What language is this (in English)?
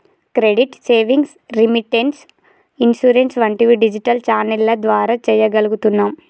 Telugu